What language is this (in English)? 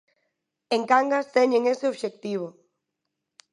Galician